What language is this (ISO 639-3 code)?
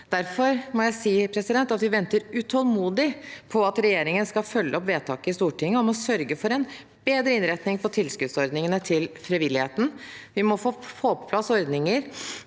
nor